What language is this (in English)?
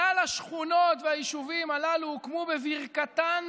Hebrew